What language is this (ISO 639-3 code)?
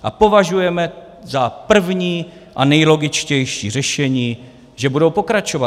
ces